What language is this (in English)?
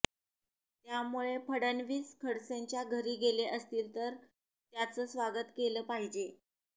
Marathi